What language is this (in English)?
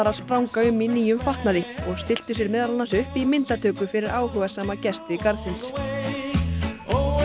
Icelandic